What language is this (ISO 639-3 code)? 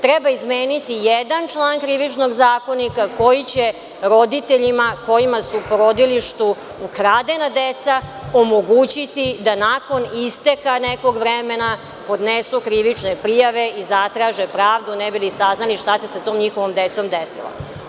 srp